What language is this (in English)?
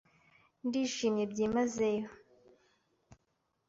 Kinyarwanda